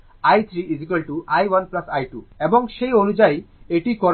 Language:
Bangla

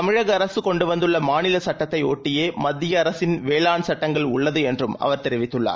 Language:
Tamil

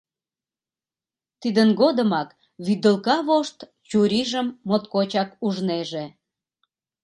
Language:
Mari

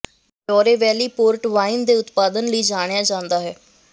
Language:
Punjabi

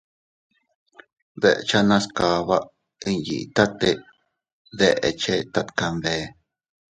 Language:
Teutila Cuicatec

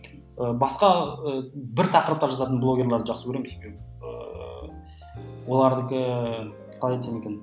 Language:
Kazakh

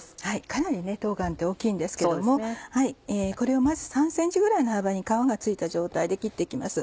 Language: Japanese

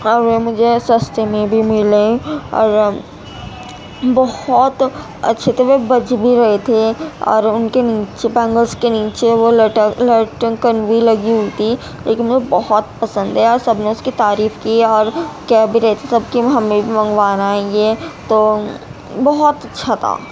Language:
Urdu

